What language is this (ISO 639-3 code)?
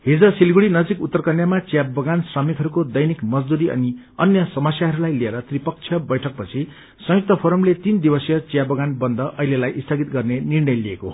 nep